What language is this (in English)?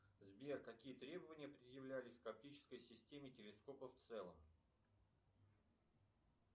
Russian